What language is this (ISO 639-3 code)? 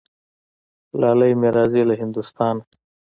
pus